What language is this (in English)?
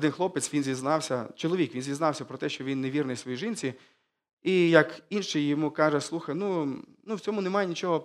Ukrainian